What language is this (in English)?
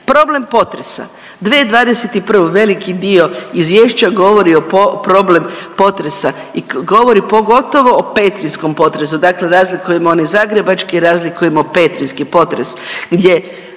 Croatian